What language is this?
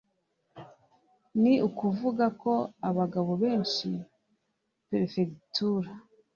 Kinyarwanda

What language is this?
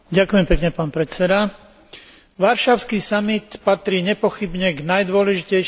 Slovak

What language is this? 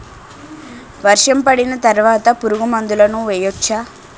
Telugu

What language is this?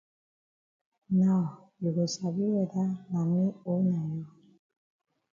Cameroon Pidgin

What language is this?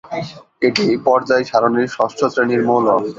Bangla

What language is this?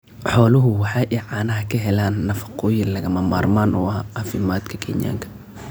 Somali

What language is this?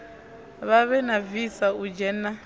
Venda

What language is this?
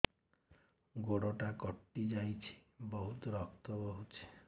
Odia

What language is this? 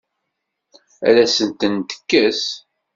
Kabyle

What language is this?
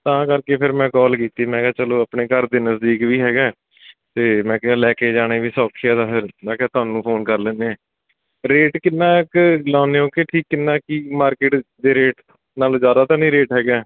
Punjabi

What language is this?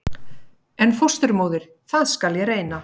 Icelandic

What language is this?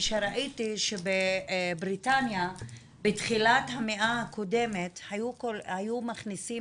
Hebrew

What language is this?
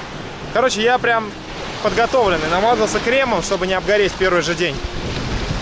Russian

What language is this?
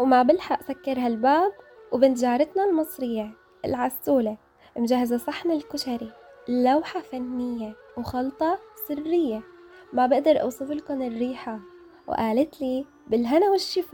Arabic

